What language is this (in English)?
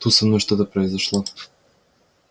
Russian